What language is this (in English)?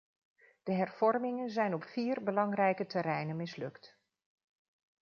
Dutch